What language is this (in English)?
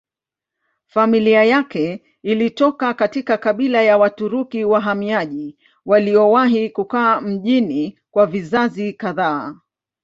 Swahili